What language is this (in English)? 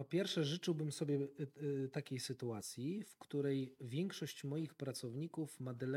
Polish